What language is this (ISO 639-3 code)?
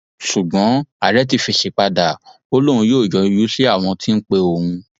yor